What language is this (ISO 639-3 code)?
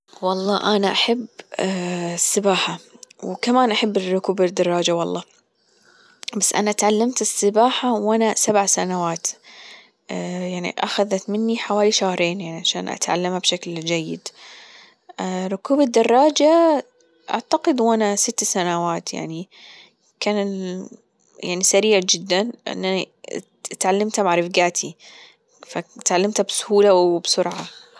afb